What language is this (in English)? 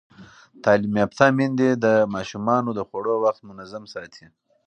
Pashto